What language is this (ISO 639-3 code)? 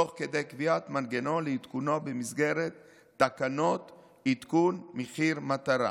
heb